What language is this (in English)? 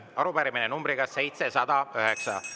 Estonian